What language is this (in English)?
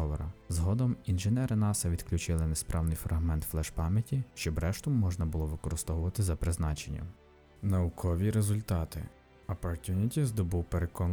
Ukrainian